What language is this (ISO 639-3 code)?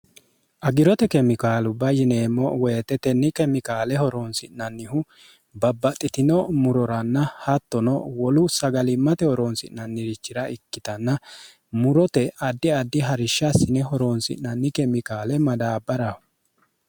sid